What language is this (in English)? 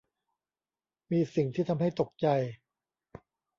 Thai